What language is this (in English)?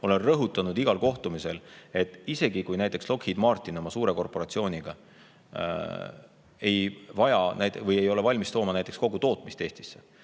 Estonian